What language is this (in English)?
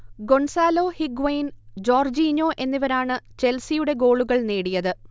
Malayalam